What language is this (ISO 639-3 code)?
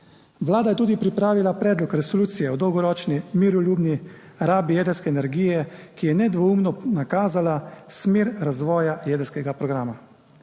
slv